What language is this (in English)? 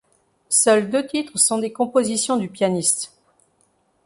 French